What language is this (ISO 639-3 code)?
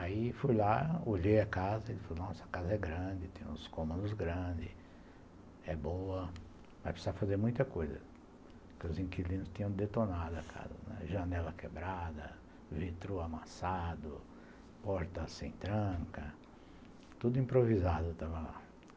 por